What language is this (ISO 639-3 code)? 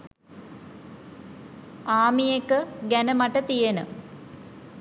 sin